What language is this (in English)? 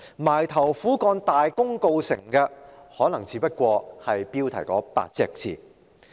Cantonese